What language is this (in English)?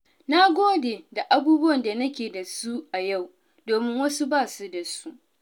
Hausa